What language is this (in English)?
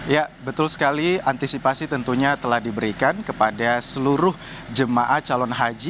Indonesian